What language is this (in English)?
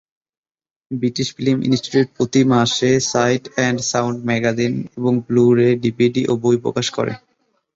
Bangla